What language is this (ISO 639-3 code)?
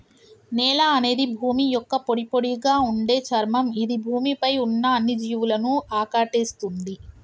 tel